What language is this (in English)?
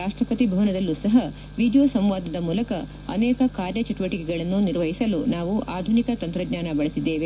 Kannada